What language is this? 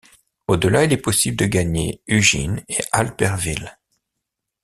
French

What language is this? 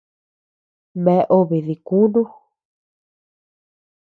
Tepeuxila Cuicatec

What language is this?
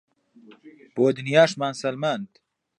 Central Kurdish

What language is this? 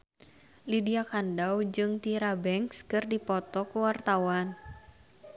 Sundanese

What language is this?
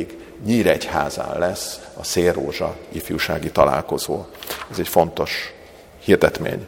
Hungarian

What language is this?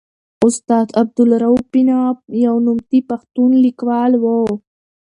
Pashto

